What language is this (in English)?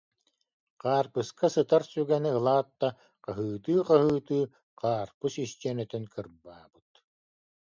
Yakut